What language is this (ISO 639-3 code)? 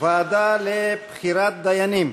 heb